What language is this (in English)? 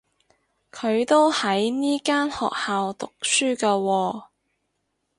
Cantonese